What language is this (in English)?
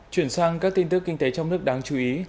Vietnamese